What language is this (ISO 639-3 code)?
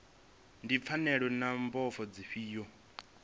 ven